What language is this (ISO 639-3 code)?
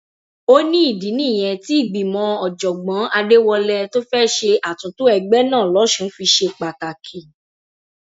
yor